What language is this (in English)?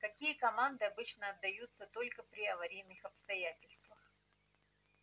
Russian